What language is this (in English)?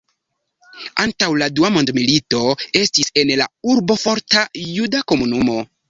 Esperanto